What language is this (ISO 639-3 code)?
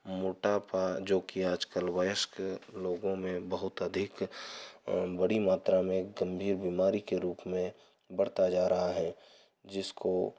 hin